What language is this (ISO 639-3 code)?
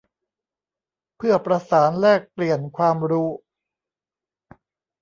tha